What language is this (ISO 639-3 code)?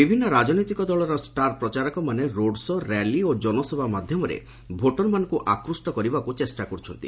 ori